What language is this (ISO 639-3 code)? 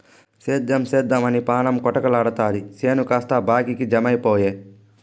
tel